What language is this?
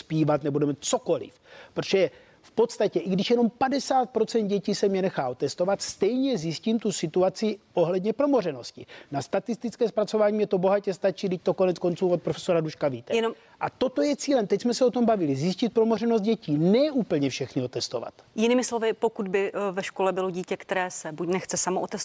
Czech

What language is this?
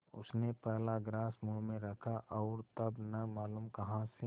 Hindi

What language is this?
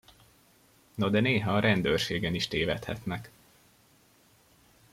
Hungarian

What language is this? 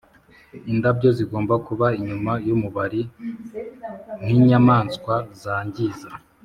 Kinyarwanda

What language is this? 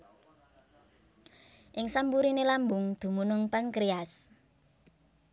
Javanese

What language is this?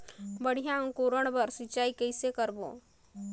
Chhattisgarhi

